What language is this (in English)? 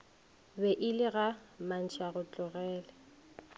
Northern Sotho